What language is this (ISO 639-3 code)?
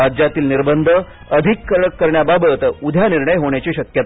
mar